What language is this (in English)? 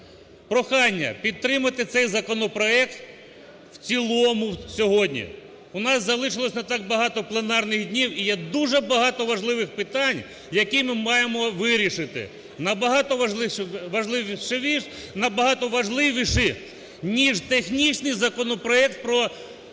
Ukrainian